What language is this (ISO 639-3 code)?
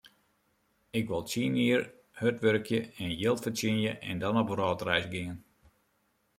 fry